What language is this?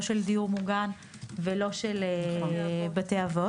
Hebrew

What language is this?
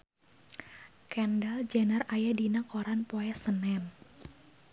Sundanese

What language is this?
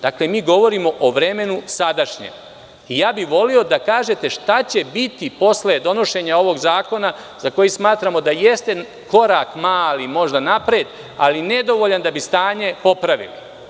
Serbian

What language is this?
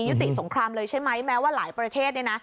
Thai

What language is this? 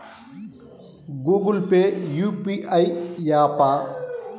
Telugu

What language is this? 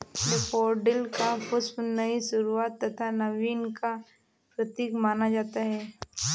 Hindi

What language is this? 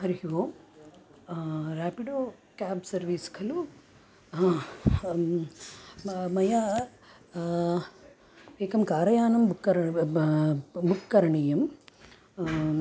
Sanskrit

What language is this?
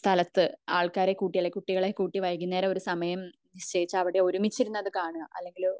Malayalam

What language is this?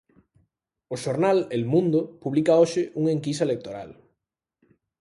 Galician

